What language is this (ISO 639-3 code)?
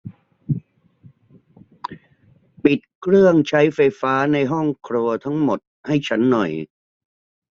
tha